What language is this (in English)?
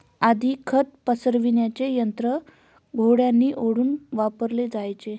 Marathi